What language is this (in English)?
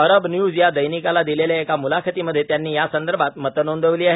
Marathi